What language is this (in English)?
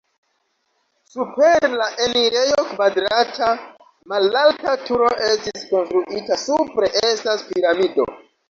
Esperanto